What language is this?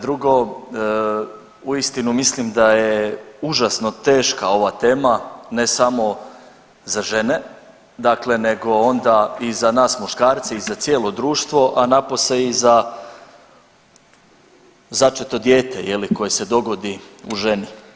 Croatian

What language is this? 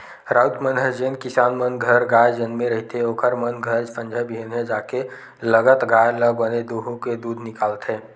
Chhattisgarhi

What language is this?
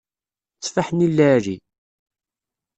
Kabyle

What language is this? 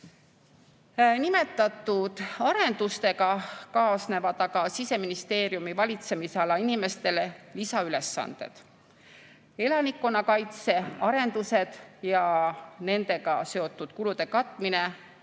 Estonian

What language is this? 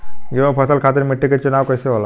Bhojpuri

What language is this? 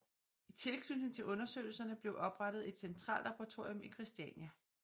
Danish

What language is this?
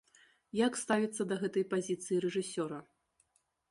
Belarusian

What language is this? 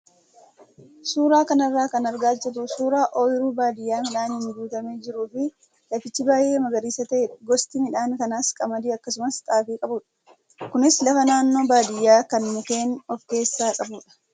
Oromo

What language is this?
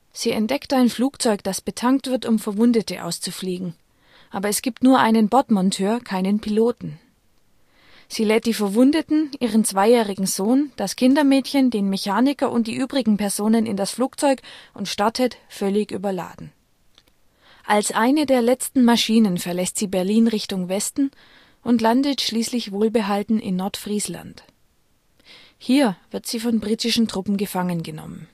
German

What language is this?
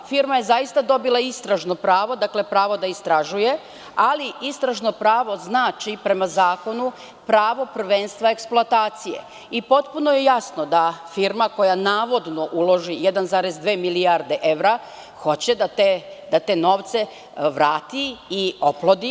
Serbian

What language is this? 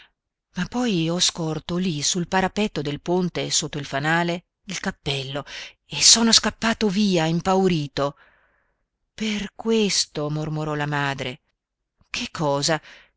Italian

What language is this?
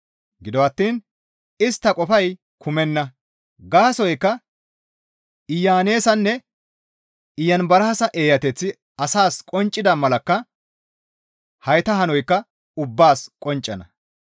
Gamo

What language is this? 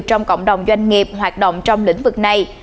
Vietnamese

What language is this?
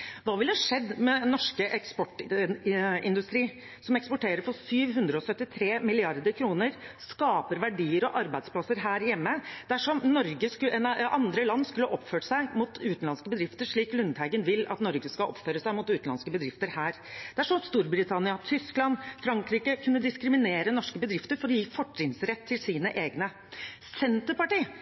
Norwegian Bokmål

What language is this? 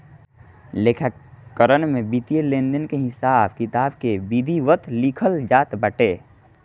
Bhojpuri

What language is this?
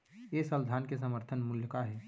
Chhattisgarhi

